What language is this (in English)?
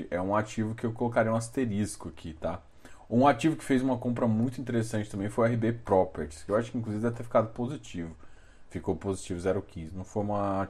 Portuguese